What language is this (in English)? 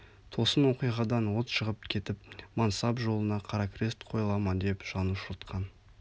Kazakh